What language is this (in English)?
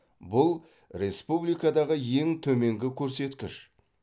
Kazakh